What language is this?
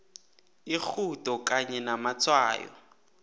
South Ndebele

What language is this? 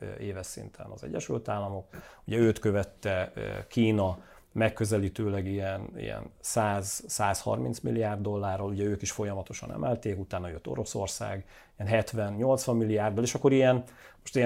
Hungarian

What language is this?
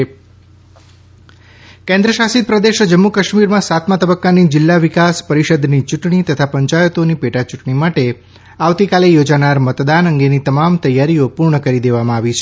Gujarati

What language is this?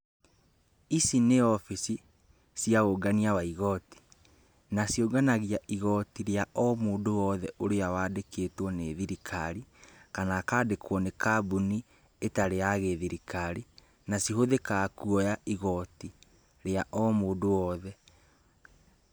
Kikuyu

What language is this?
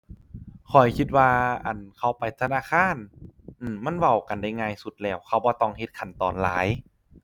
Thai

